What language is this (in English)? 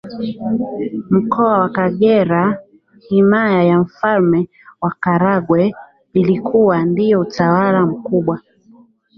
Swahili